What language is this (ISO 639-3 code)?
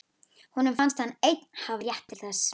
isl